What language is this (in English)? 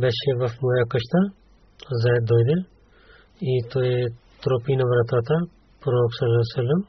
Bulgarian